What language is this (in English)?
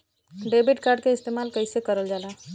Bhojpuri